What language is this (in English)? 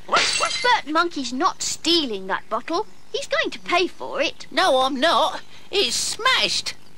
English